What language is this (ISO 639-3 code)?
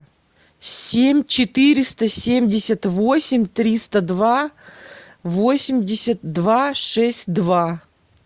rus